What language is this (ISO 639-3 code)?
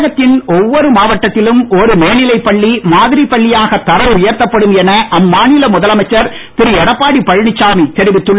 tam